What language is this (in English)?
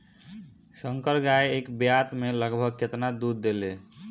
Bhojpuri